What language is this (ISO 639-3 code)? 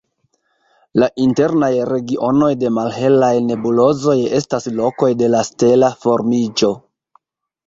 epo